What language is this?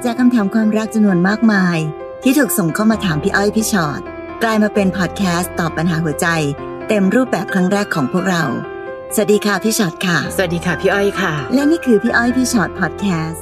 Thai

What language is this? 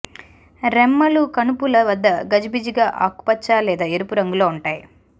Telugu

